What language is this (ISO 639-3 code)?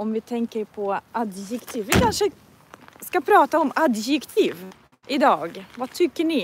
swe